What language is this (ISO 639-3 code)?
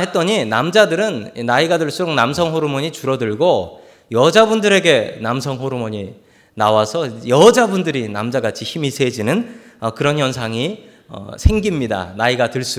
kor